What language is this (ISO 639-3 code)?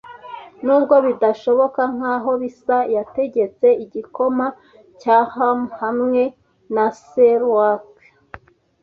kin